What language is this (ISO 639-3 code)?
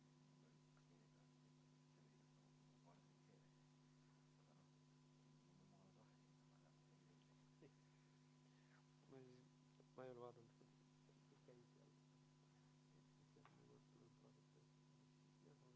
est